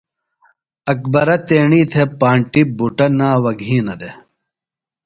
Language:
Phalura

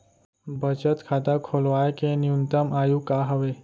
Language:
Chhattisgarhi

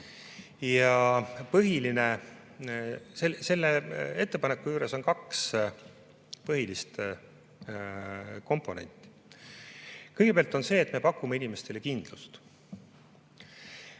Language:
Estonian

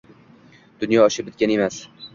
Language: Uzbek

